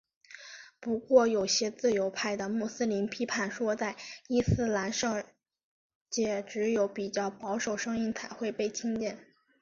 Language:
Chinese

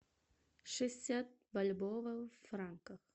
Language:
Russian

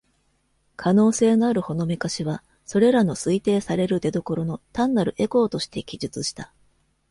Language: Japanese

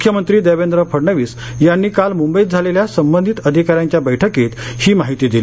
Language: Marathi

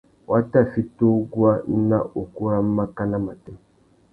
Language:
Tuki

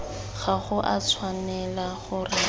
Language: Tswana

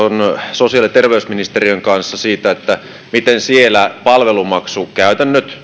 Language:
Finnish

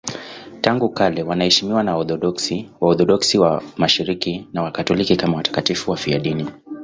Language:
Swahili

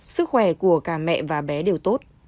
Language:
Vietnamese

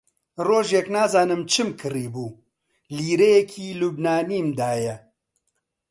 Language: Central Kurdish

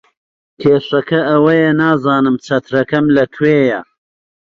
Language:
Central Kurdish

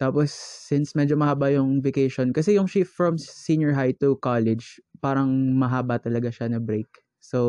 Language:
Filipino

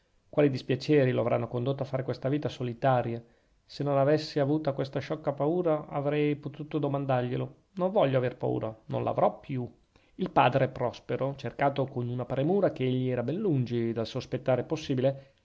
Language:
Italian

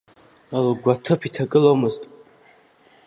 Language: Abkhazian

